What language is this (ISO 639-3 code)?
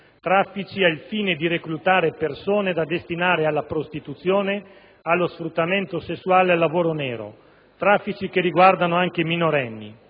ita